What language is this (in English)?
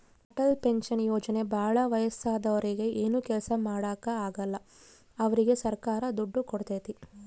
Kannada